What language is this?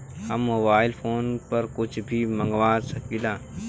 Bhojpuri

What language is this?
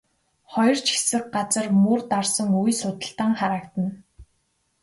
Mongolian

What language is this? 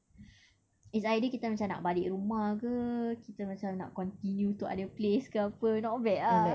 English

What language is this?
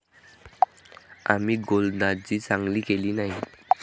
Marathi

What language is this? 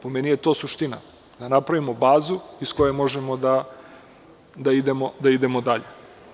Serbian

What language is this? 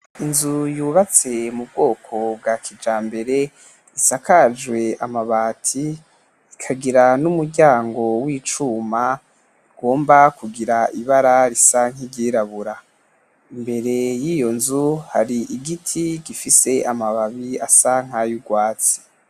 Rundi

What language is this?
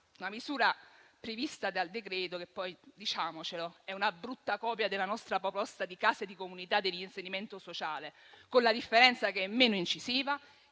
Italian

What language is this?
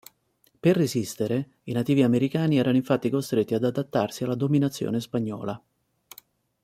Italian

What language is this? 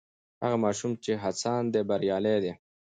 Pashto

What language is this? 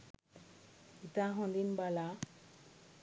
Sinhala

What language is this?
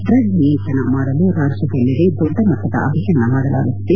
Kannada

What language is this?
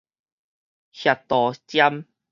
Min Nan Chinese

